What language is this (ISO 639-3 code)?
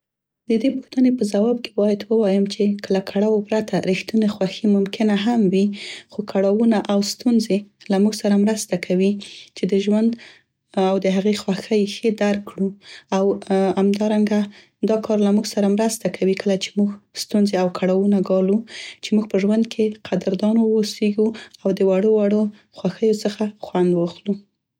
pst